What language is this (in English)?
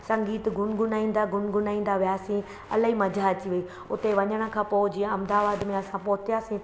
Sindhi